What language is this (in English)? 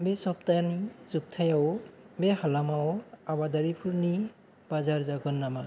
Bodo